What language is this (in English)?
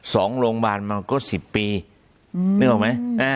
Thai